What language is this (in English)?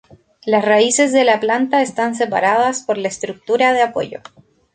Spanish